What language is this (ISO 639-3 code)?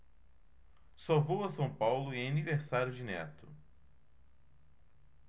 por